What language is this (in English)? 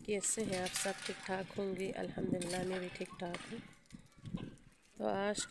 Arabic